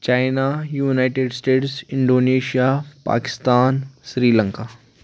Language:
Kashmiri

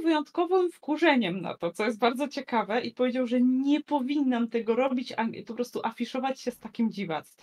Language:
Polish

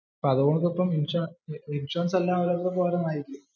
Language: Malayalam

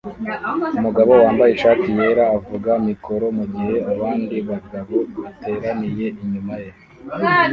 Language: Kinyarwanda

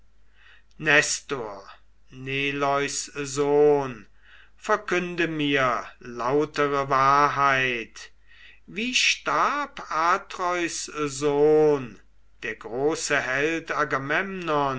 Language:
German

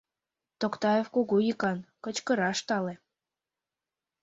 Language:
Mari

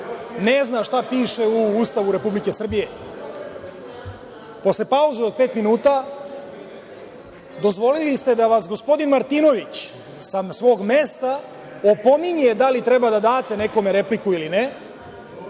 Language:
Serbian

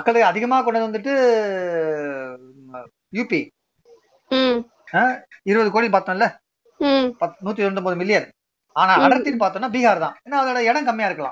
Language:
Tamil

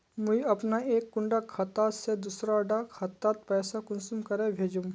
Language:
Magahi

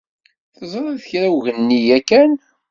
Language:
Kabyle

